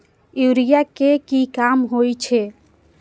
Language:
Maithili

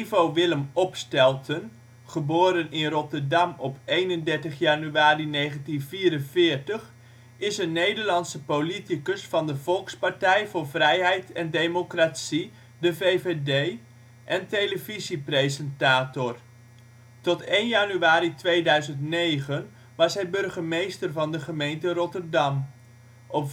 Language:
Dutch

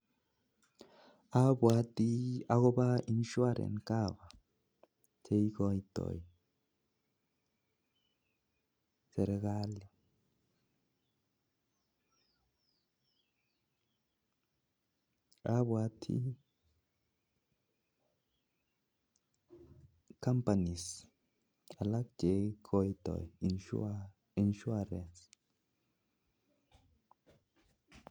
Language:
Kalenjin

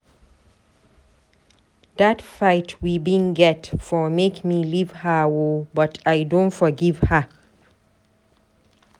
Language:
Nigerian Pidgin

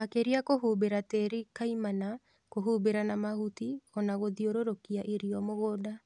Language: Kikuyu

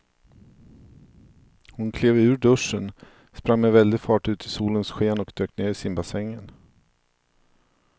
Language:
Swedish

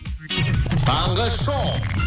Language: Kazakh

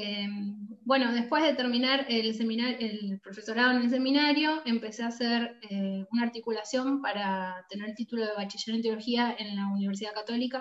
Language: Spanish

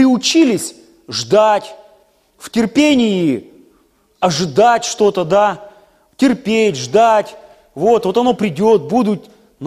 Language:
Russian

